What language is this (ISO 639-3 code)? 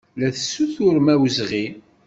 kab